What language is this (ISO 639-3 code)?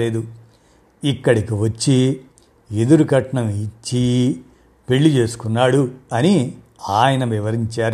tel